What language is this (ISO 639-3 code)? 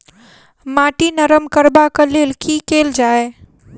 mai